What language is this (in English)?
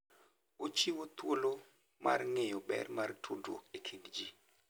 Luo (Kenya and Tanzania)